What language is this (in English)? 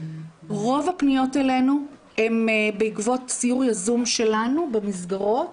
Hebrew